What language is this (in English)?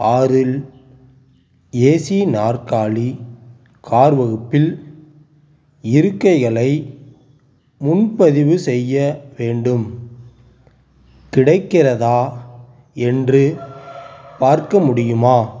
Tamil